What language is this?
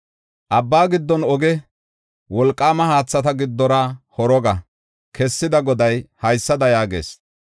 Gofa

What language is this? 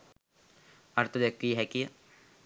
Sinhala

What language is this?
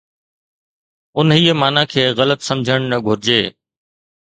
Sindhi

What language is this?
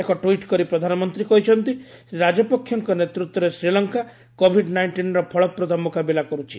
Odia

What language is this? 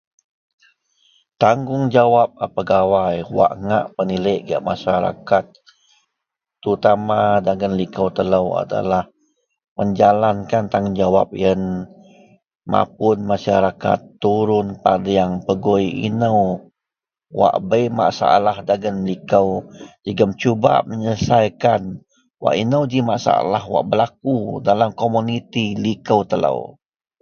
Central Melanau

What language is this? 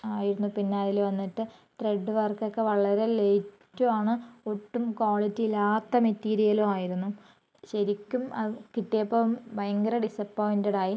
Malayalam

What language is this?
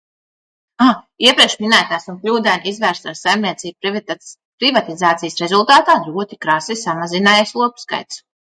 Latvian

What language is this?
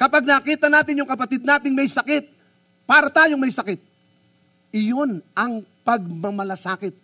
Filipino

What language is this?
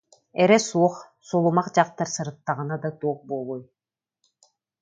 Yakut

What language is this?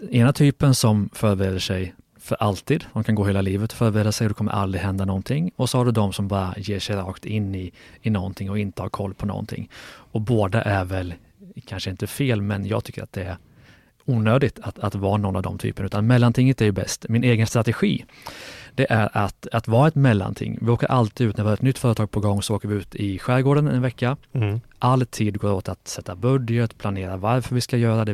Swedish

